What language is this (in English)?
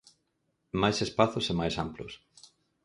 Galician